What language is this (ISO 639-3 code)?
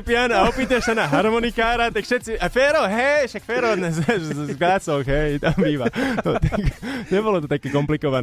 slk